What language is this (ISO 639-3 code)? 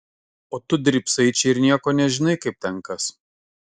lit